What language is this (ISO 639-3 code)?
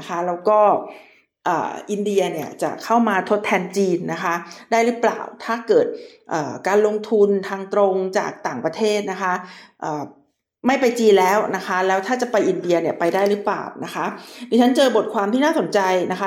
tha